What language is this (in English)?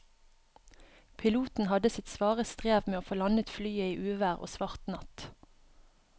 Norwegian